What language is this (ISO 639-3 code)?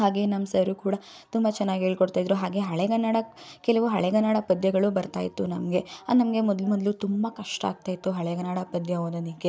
kan